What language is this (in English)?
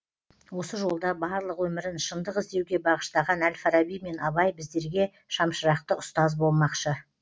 Kazakh